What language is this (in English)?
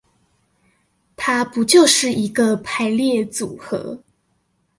Chinese